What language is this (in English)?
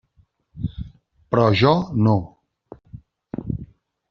Catalan